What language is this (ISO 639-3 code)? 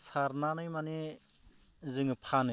brx